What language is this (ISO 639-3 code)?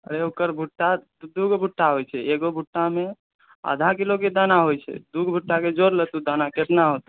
mai